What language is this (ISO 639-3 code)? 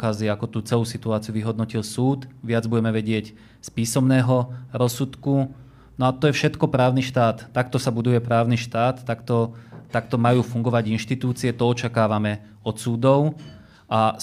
slk